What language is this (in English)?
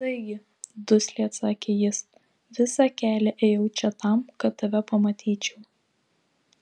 Lithuanian